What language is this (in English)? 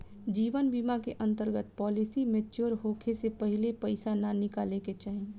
Bhojpuri